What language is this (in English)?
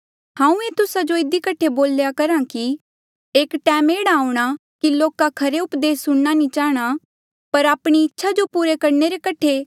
Mandeali